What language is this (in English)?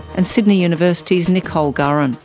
English